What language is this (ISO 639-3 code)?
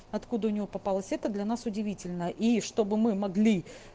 rus